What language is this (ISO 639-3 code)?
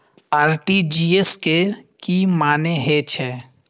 mai